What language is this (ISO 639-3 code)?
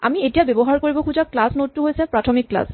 asm